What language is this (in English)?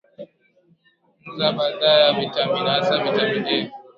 Swahili